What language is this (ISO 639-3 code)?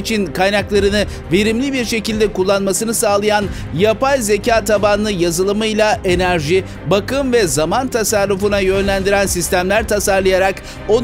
tur